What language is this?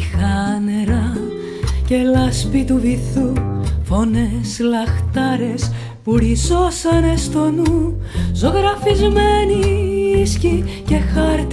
Greek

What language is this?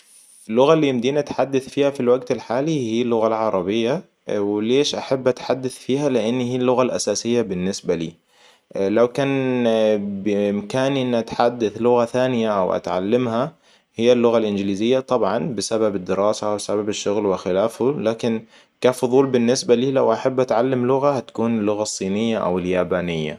Hijazi Arabic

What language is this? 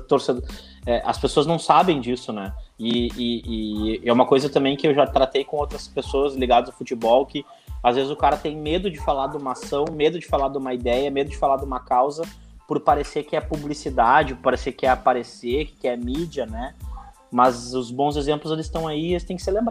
Portuguese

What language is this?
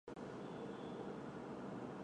Chinese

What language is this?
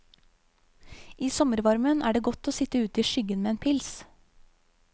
Norwegian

